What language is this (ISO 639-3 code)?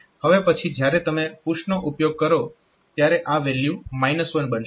guj